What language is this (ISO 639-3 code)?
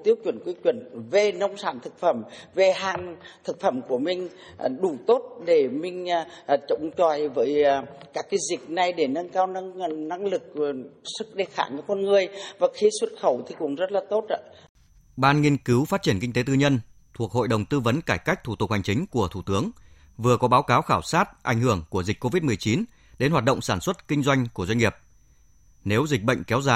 vie